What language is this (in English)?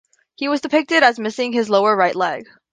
English